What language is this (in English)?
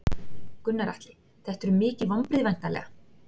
Icelandic